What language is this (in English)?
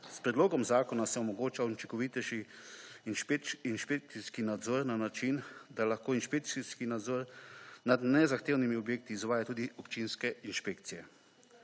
Slovenian